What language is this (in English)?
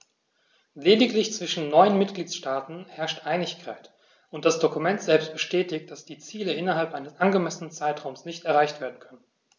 German